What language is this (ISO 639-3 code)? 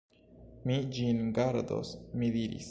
epo